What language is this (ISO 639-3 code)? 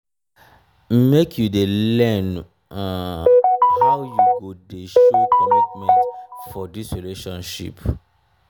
pcm